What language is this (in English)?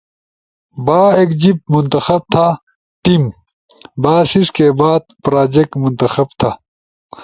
Ushojo